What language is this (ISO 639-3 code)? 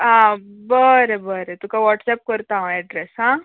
kok